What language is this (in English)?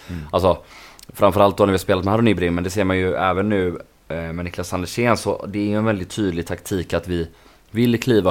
Swedish